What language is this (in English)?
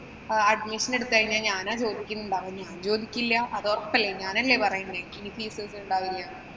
Malayalam